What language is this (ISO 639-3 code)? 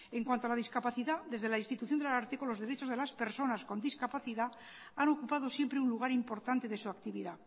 spa